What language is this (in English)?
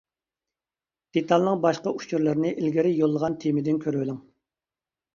Uyghur